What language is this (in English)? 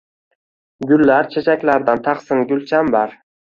Uzbek